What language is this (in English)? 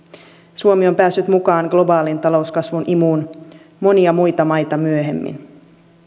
Finnish